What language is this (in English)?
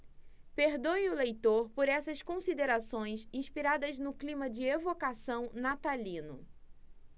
Portuguese